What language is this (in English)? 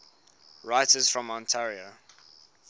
English